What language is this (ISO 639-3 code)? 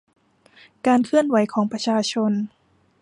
tha